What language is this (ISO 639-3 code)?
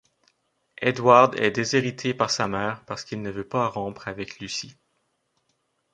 fra